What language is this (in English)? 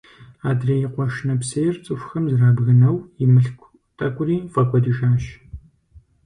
Kabardian